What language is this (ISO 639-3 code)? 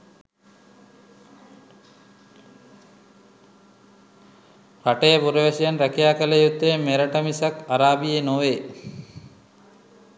sin